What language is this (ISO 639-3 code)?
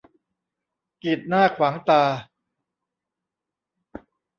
tha